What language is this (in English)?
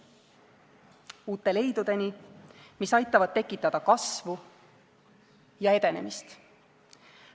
Estonian